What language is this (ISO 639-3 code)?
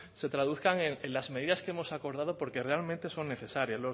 spa